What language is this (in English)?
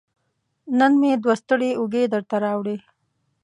Pashto